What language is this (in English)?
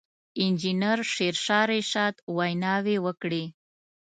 Pashto